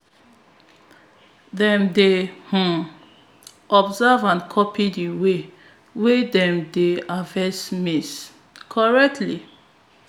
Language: Nigerian Pidgin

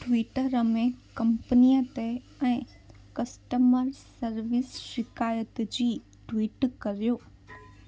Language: Sindhi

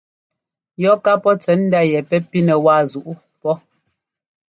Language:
Ngomba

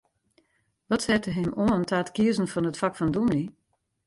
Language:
Western Frisian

